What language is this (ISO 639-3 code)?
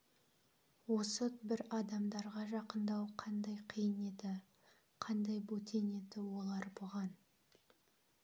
kaz